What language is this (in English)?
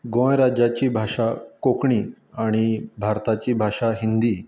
Konkani